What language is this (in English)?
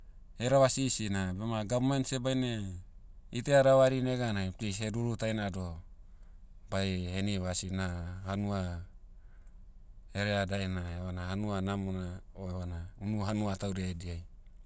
Motu